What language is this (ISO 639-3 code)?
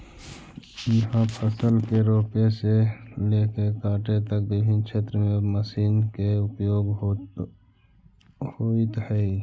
mag